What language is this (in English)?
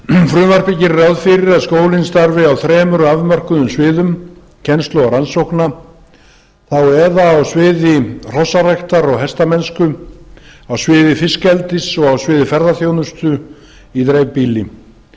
Icelandic